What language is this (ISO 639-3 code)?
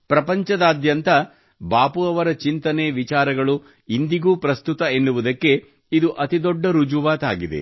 kan